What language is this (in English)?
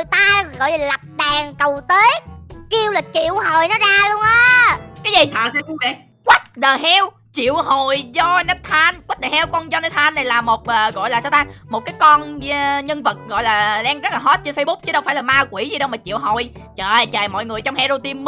Vietnamese